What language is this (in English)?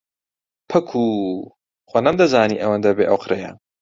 Central Kurdish